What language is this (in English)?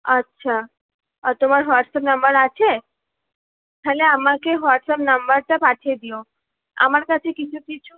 Bangla